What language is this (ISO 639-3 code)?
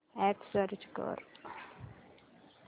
mar